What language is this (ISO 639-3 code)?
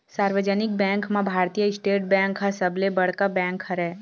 hne